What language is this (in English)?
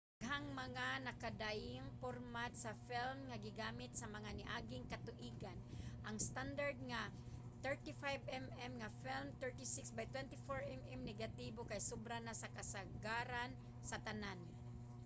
Cebuano